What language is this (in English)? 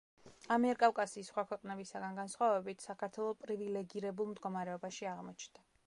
Georgian